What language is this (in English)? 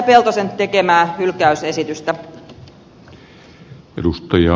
Finnish